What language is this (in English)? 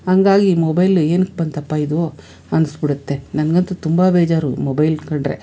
Kannada